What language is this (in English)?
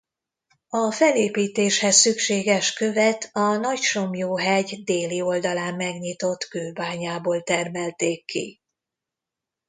Hungarian